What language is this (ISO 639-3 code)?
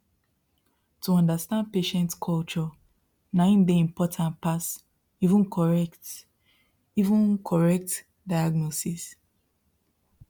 pcm